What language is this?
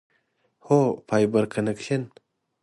Pashto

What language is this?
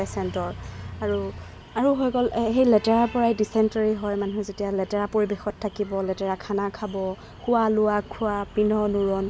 Assamese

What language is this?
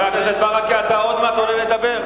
Hebrew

